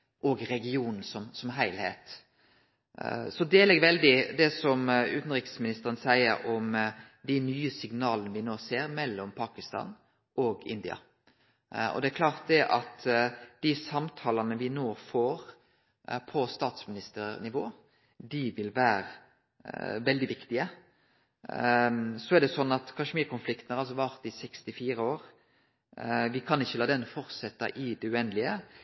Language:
Norwegian Nynorsk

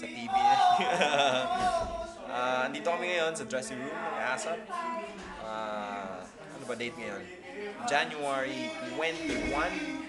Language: Indonesian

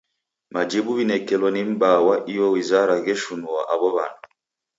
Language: Taita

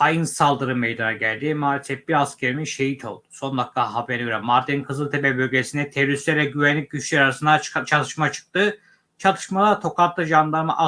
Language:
Turkish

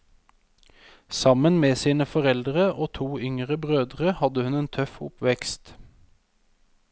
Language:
Norwegian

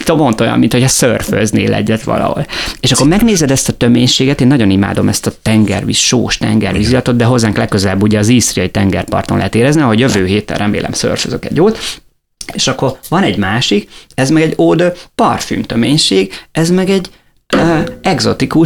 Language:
Hungarian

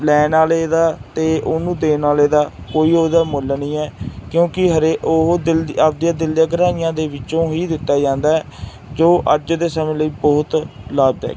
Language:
Punjabi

